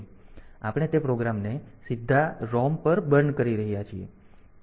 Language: Gujarati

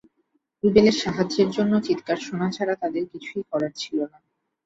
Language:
Bangla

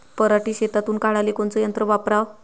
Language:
Marathi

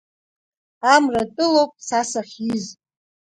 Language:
Abkhazian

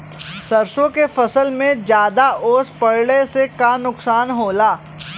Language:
Bhojpuri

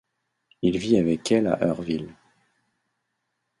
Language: French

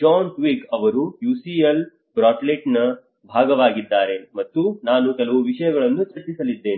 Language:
Kannada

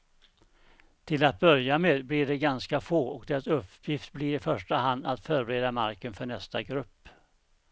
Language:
Swedish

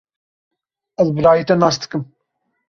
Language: Kurdish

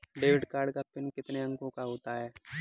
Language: Hindi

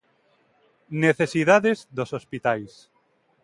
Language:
Galician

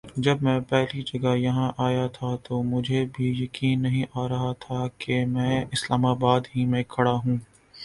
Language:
Urdu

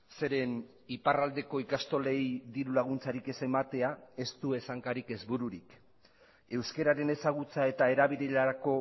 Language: Basque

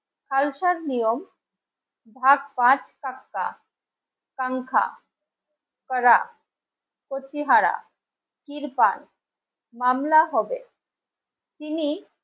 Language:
Bangla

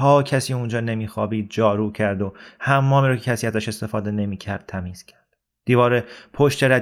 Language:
Persian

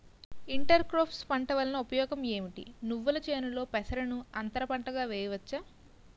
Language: Telugu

